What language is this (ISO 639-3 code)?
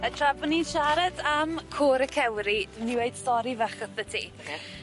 cym